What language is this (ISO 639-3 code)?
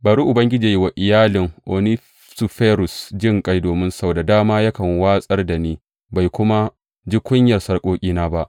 hau